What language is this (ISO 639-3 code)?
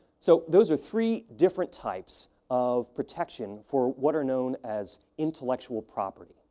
eng